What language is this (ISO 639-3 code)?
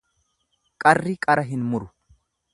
orm